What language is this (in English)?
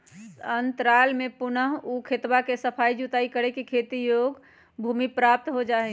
Magahi